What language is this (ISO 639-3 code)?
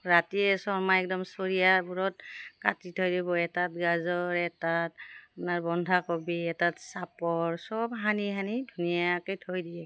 asm